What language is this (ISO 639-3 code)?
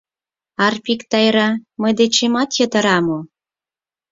chm